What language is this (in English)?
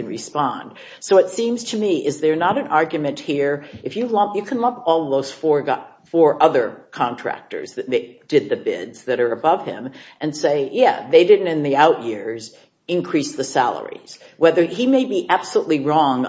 English